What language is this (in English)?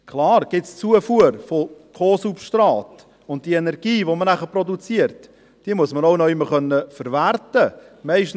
Swiss German